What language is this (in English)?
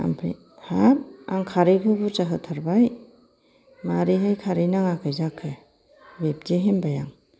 Bodo